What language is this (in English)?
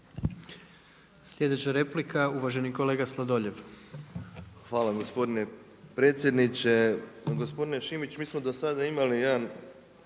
Croatian